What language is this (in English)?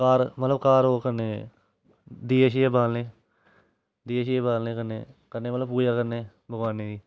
Dogri